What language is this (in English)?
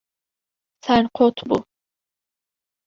Kurdish